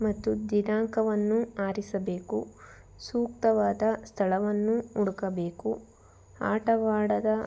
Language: Kannada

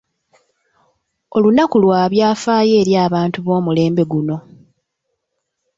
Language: Ganda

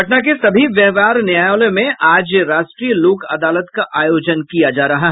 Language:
Hindi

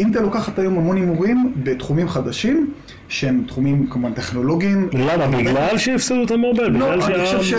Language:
Hebrew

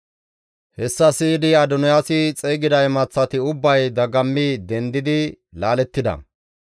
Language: Gamo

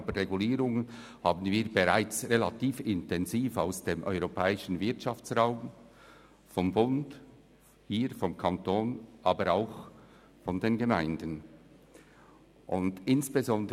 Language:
Swiss German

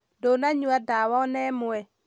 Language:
Kikuyu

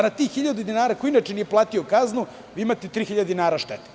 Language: Serbian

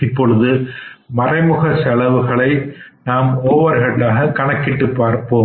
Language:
Tamil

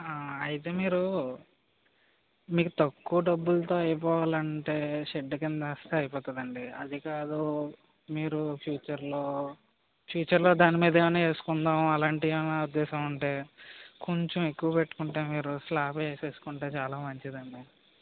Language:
Telugu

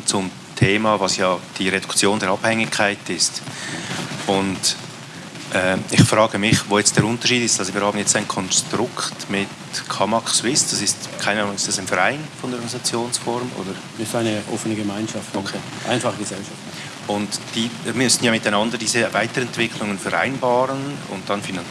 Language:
German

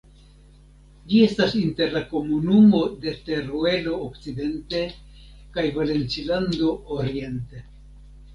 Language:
Esperanto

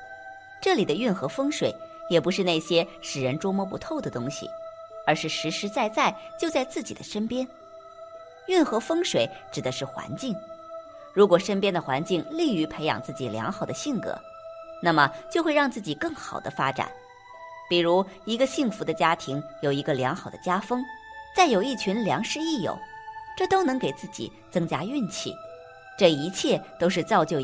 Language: Chinese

